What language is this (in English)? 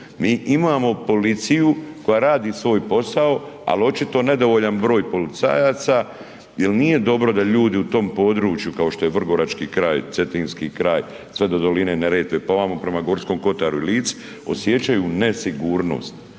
Croatian